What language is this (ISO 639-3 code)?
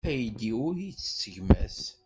kab